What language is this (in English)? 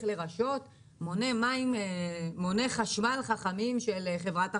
Hebrew